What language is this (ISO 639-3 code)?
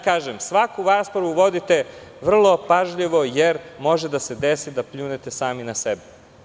srp